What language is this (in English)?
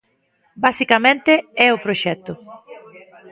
Galician